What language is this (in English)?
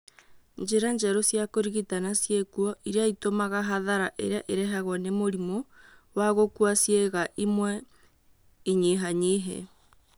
Kikuyu